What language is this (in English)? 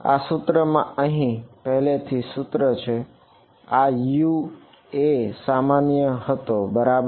Gujarati